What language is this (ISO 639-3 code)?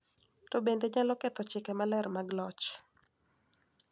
luo